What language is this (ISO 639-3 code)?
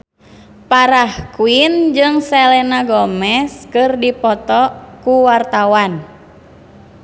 sun